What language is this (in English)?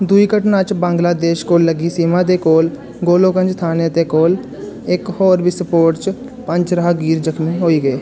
Dogri